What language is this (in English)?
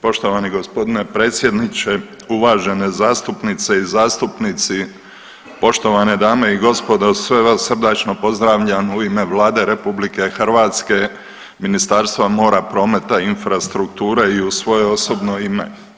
Croatian